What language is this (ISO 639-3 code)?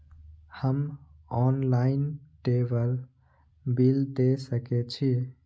mai